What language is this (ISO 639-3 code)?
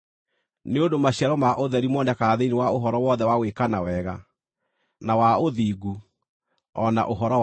kik